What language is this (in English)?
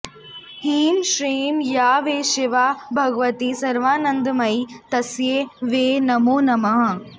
Sanskrit